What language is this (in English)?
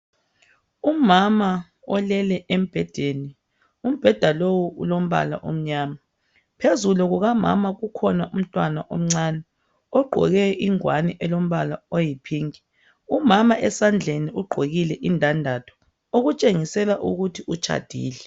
North Ndebele